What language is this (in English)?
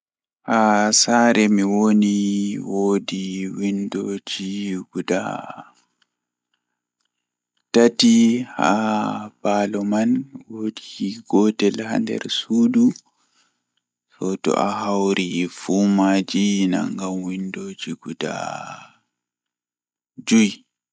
Fula